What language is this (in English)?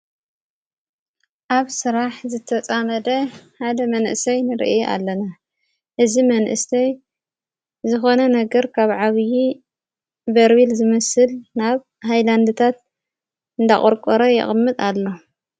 Tigrinya